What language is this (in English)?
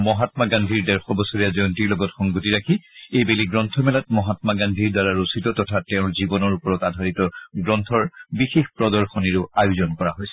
Assamese